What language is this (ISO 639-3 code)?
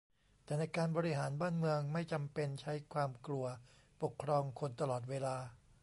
tha